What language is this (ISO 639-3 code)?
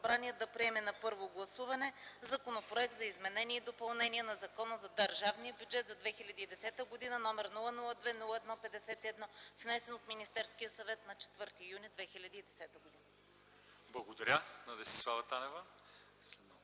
bul